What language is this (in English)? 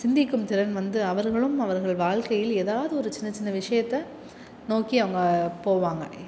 Tamil